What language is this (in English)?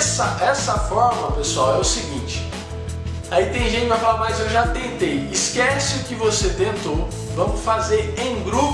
Portuguese